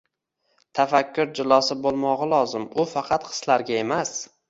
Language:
Uzbek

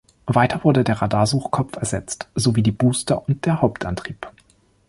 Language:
German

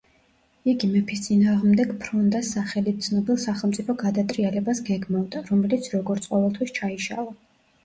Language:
Georgian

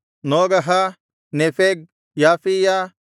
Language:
Kannada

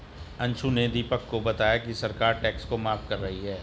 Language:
Hindi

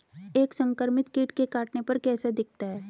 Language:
Hindi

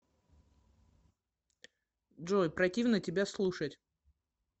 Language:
Russian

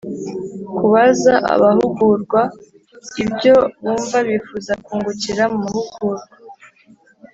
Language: Kinyarwanda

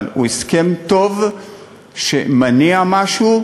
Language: Hebrew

